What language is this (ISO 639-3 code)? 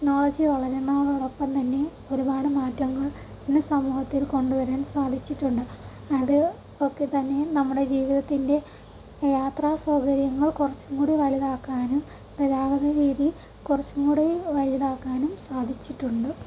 mal